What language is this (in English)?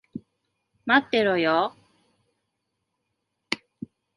Japanese